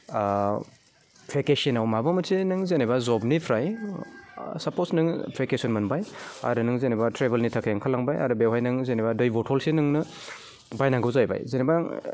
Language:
Bodo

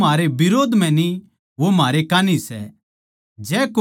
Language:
Haryanvi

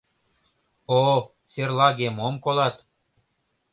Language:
Mari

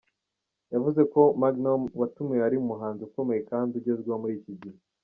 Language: Kinyarwanda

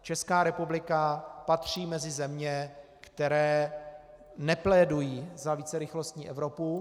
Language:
Czech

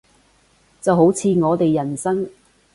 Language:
Cantonese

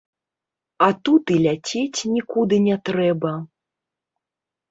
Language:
Belarusian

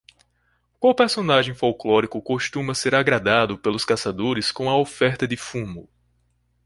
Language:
Portuguese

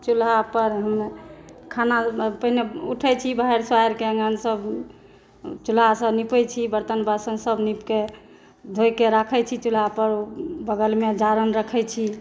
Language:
Maithili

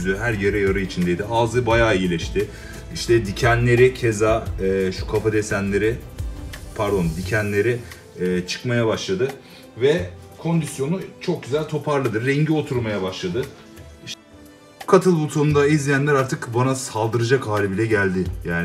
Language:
Turkish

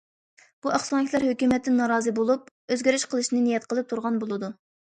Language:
Uyghur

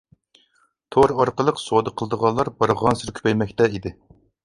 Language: Uyghur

